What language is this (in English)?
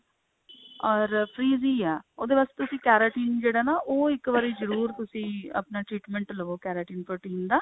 Punjabi